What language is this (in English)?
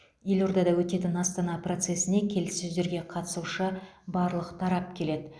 Kazakh